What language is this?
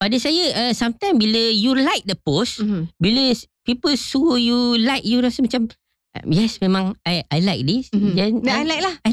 Malay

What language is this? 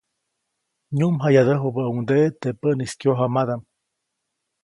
Copainalá Zoque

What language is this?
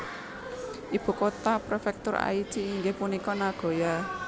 Javanese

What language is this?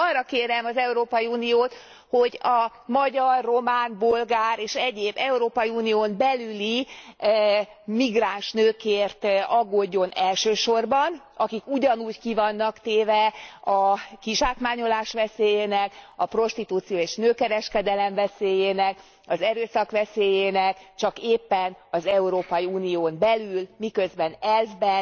Hungarian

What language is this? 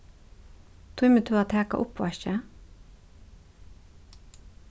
Faroese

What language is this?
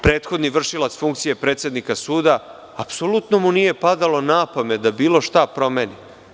Serbian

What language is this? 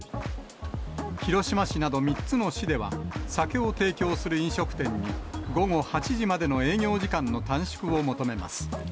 Japanese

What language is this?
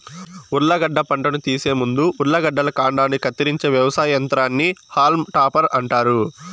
Telugu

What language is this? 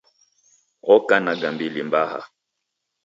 Taita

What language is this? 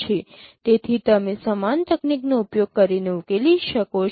Gujarati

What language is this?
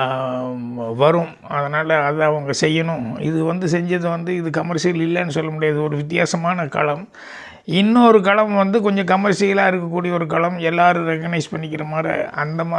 English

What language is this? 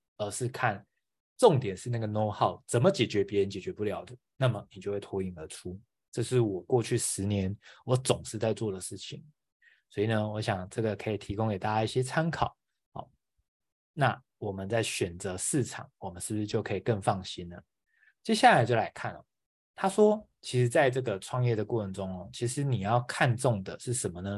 Chinese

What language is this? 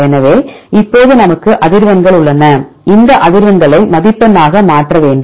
Tamil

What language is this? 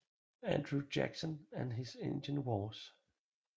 Danish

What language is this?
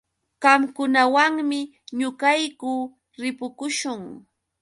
Yauyos Quechua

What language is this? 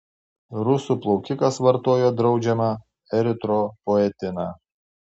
Lithuanian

